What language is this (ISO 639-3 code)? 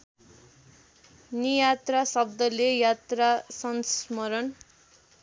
nep